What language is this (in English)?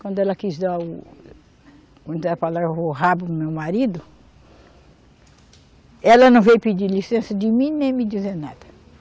Portuguese